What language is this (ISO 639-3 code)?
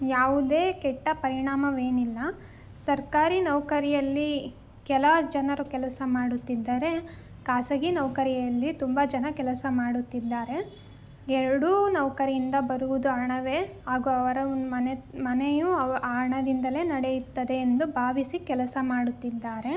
kan